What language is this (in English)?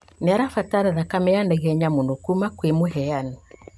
Kikuyu